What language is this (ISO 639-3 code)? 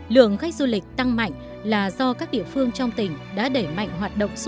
vie